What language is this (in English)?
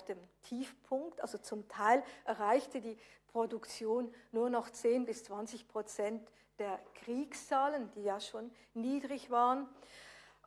German